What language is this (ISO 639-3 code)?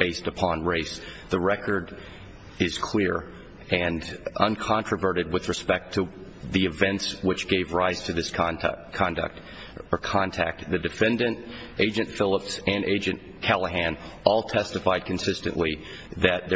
eng